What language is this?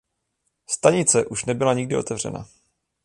Czech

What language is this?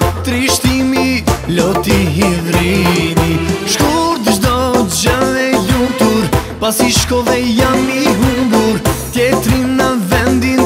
Romanian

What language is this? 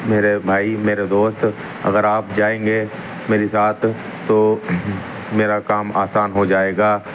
Urdu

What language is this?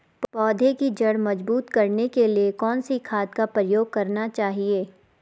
Hindi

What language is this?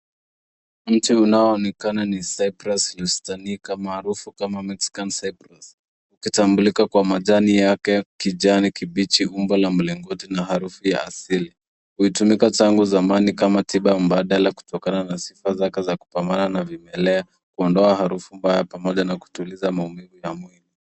Swahili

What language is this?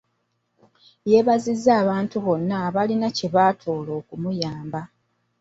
Ganda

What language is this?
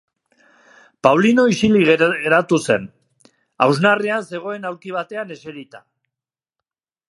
Basque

